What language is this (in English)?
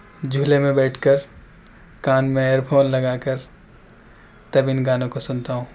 Urdu